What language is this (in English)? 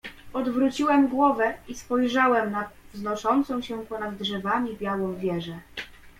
Polish